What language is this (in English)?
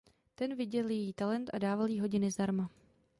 Czech